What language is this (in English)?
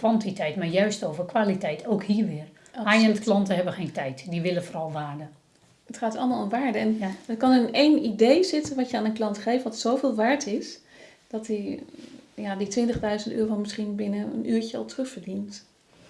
Dutch